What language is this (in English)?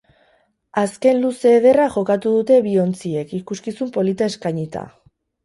Basque